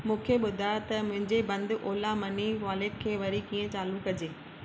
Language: Sindhi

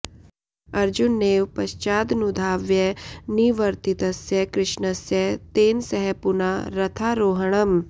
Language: Sanskrit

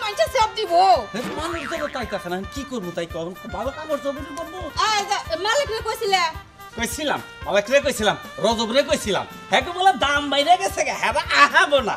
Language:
Arabic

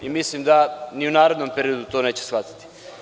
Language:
Serbian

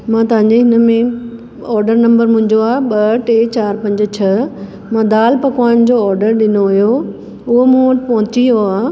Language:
Sindhi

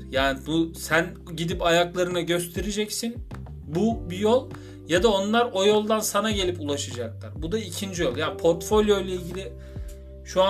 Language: Turkish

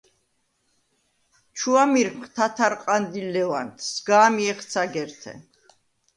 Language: Svan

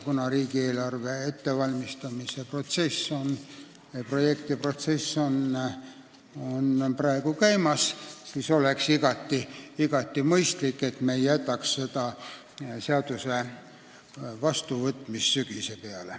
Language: Estonian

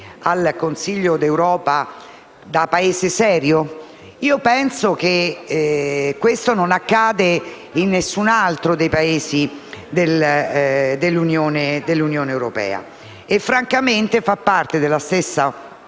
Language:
Italian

